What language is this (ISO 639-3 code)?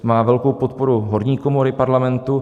ces